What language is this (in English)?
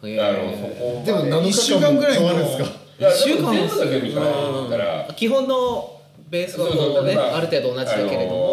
Japanese